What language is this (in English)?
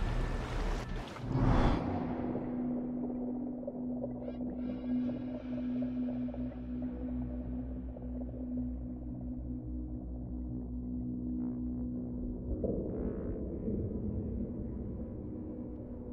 English